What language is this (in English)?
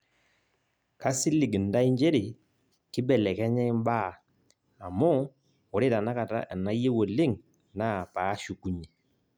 Masai